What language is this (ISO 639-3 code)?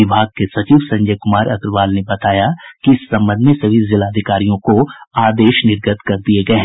hin